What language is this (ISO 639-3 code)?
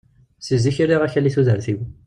kab